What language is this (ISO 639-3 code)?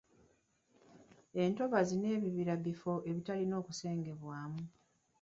lug